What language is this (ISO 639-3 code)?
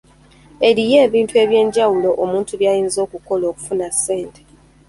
lug